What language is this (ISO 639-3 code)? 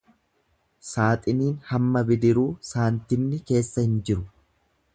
orm